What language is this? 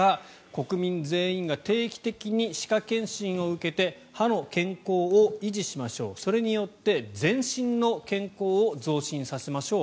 Japanese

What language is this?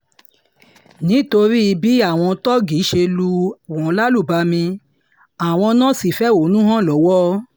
Yoruba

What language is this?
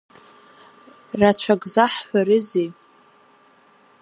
Abkhazian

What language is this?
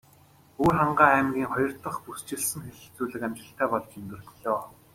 Mongolian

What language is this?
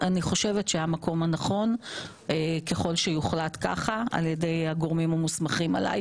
Hebrew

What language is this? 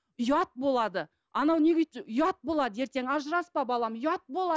Kazakh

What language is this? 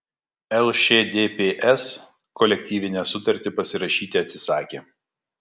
Lithuanian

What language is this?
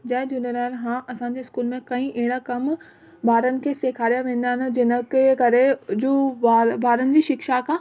Sindhi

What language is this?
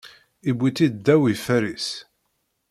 Kabyle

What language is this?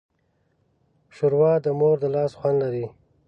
Pashto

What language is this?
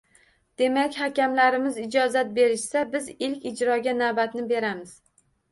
Uzbek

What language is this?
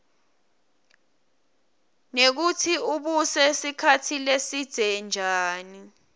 Swati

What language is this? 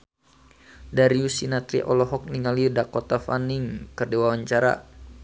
Sundanese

